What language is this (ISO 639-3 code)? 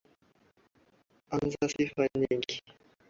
swa